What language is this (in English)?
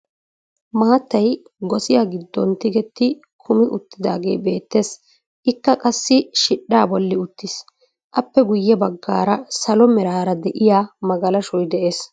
Wolaytta